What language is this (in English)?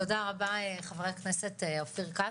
Hebrew